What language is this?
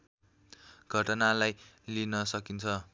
Nepali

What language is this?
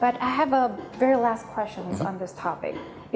Indonesian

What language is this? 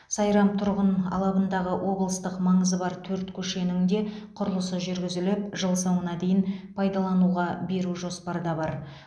Kazakh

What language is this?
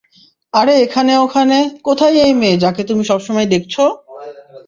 Bangla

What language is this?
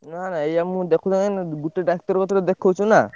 Odia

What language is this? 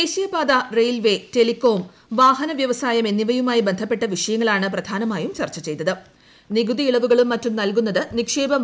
Malayalam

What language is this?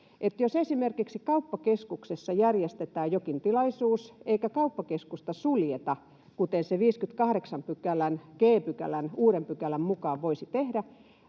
Finnish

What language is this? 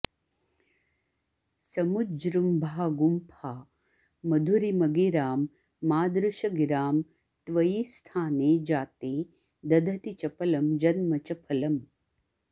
Sanskrit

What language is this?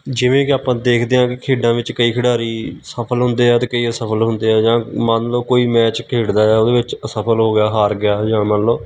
Punjabi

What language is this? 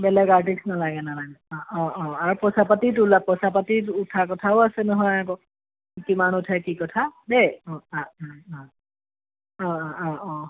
Assamese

